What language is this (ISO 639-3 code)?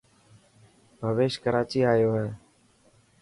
mki